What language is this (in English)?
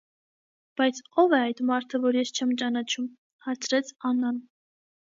Armenian